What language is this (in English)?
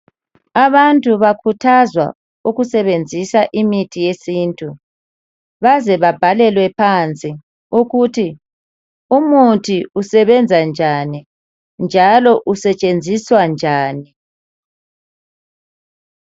North Ndebele